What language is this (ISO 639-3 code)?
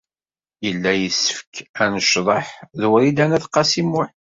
kab